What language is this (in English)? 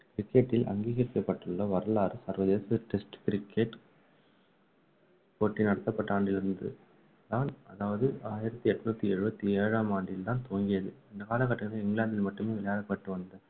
Tamil